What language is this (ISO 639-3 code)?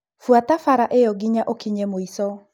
kik